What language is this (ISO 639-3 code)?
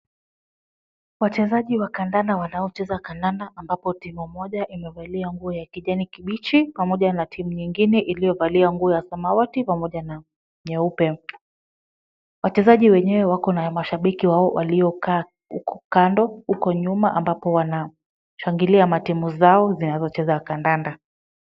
swa